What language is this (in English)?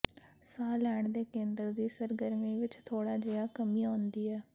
Punjabi